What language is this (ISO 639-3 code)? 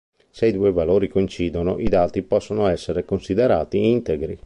ita